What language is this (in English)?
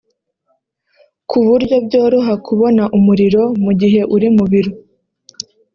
Kinyarwanda